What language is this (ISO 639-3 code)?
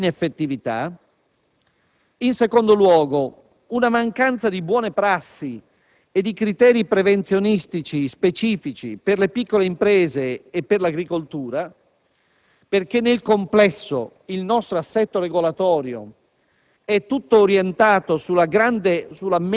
ita